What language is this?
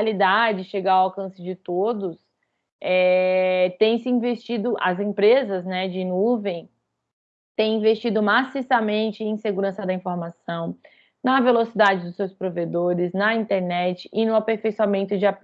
Portuguese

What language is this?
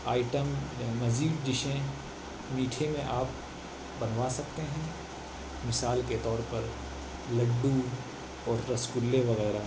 Urdu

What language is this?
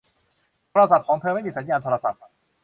Thai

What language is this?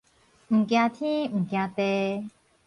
Min Nan Chinese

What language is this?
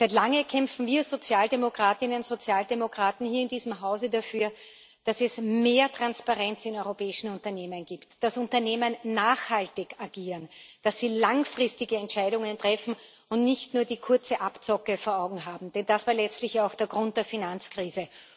German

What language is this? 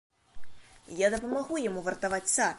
Belarusian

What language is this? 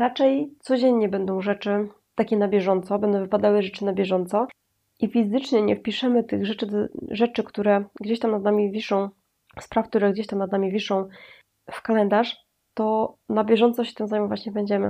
Polish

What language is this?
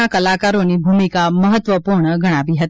Gujarati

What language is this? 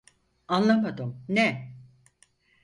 Turkish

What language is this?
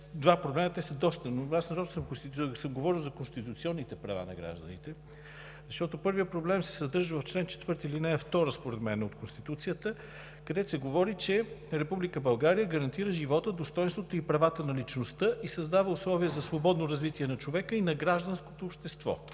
Bulgarian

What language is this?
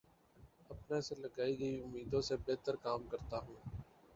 Urdu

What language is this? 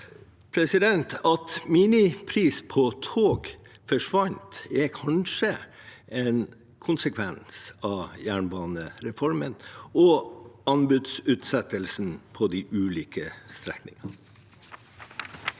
Norwegian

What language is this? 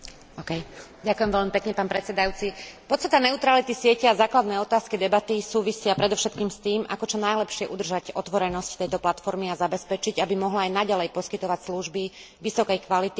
Slovak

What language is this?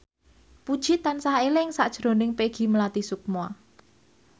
Javanese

